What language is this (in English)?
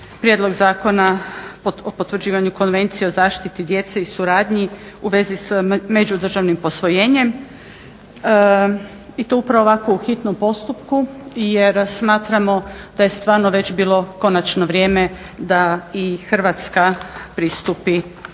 Croatian